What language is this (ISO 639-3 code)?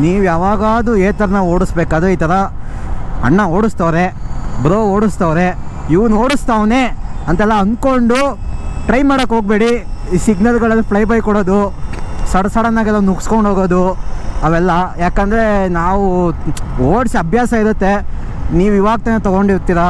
kan